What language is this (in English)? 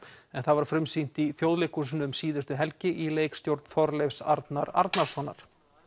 Icelandic